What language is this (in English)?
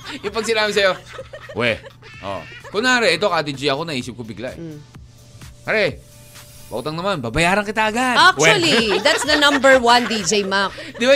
Filipino